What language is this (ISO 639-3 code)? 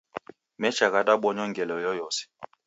dav